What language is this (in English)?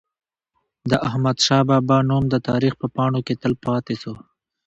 Pashto